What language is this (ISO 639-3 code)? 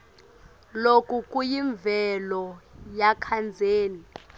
ssw